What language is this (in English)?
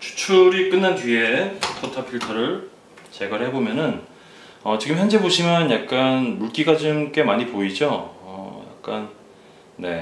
Korean